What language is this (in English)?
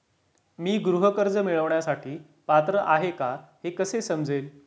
Marathi